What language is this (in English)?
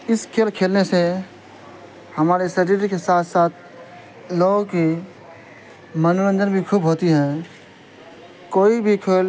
Urdu